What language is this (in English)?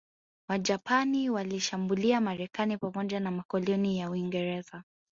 Swahili